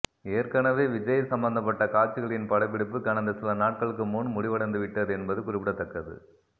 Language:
Tamil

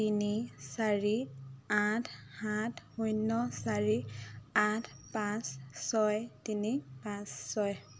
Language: Assamese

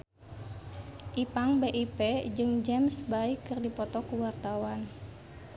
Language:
Sundanese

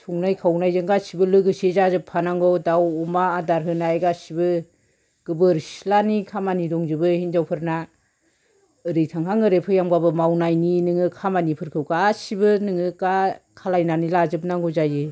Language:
Bodo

